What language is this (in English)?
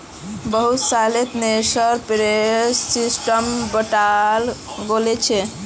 Magahi